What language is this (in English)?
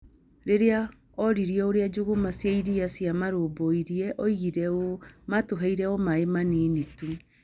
Kikuyu